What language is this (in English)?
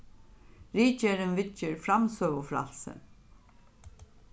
Faroese